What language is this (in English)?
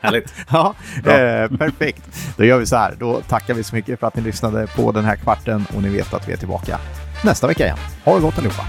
Swedish